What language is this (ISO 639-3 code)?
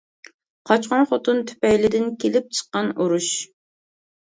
uig